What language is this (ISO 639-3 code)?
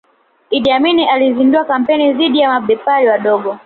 swa